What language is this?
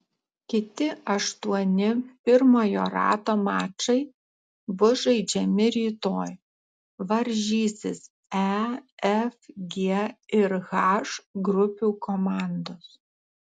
Lithuanian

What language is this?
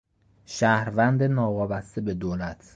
Persian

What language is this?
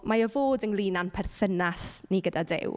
Welsh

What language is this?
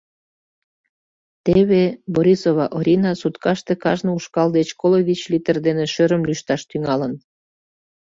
Mari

